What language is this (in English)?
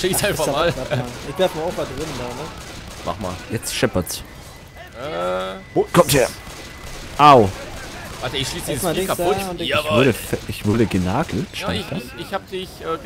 German